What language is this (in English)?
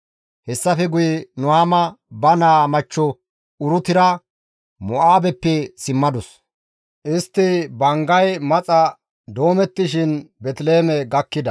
Gamo